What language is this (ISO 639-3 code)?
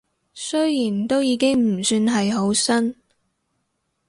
yue